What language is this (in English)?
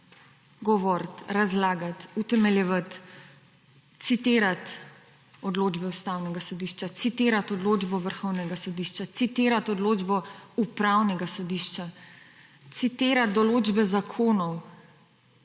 Slovenian